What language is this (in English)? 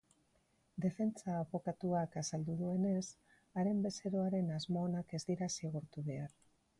Basque